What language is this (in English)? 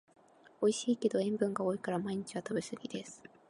Japanese